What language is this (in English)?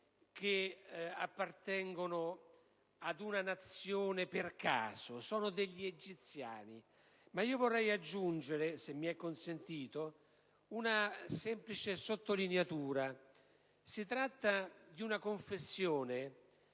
Italian